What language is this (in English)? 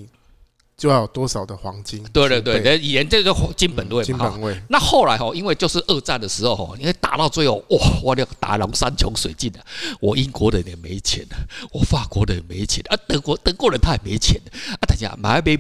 Chinese